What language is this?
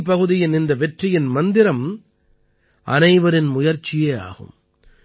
Tamil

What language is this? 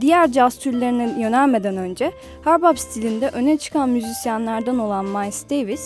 Turkish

